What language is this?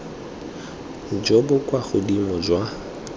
Tswana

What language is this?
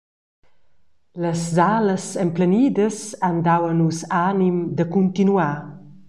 Romansh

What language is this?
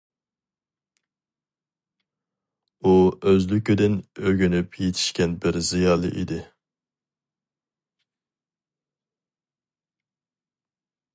Uyghur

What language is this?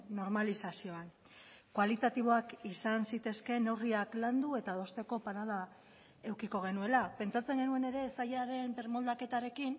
Basque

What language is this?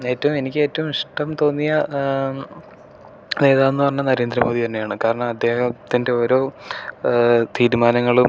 Malayalam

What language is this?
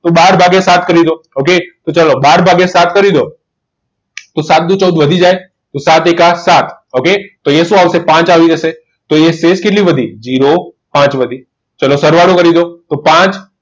Gujarati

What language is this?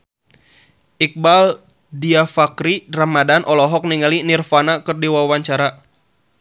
Sundanese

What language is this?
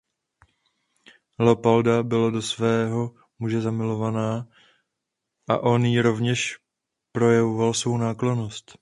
Czech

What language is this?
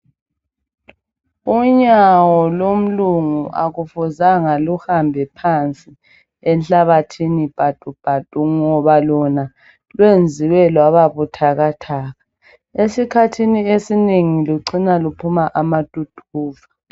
North Ndebele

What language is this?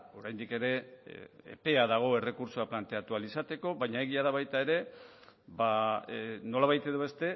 Basque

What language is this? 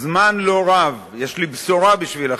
Hebrew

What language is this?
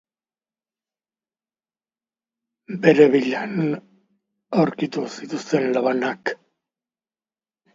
Basque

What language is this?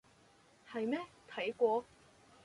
Cantonese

